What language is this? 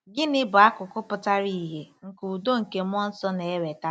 Igbo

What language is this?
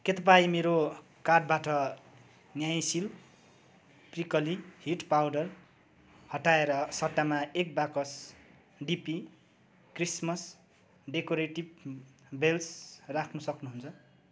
Nepali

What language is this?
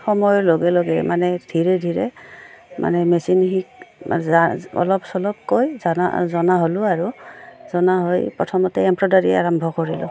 Assamese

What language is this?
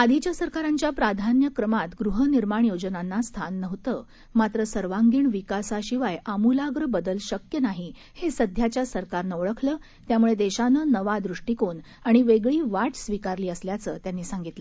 Marathi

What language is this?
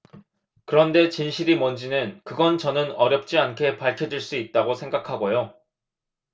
Korean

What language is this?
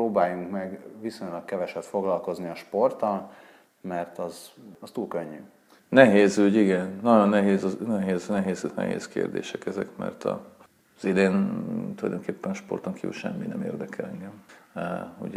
Hungarian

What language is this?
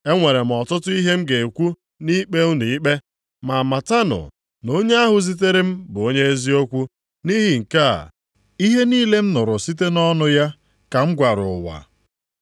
Igbo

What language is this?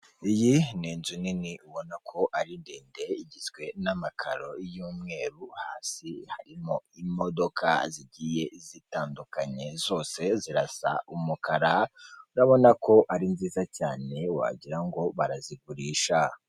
Kinyarwanda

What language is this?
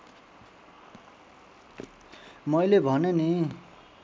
Nepali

